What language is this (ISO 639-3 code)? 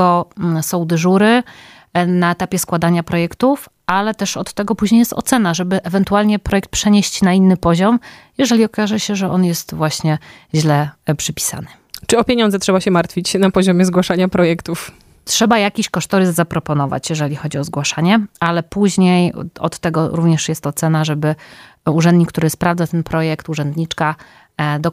pol